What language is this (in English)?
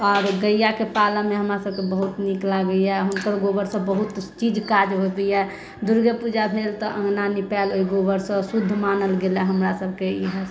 Maithili